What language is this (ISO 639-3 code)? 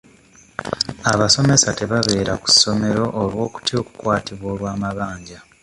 lug